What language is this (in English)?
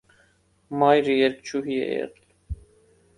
Armenian